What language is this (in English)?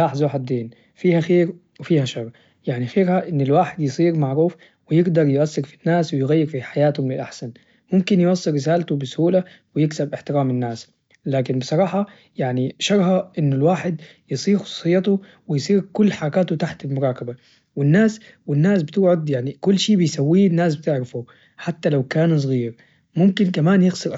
Najdi Arabic